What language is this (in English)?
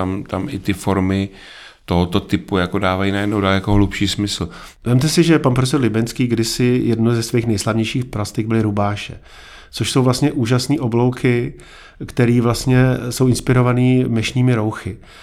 Czech